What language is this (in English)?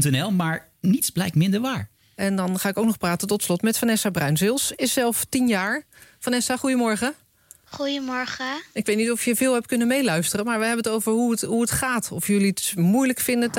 Dutch